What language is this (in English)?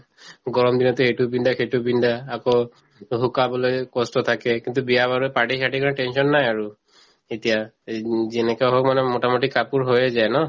Assamese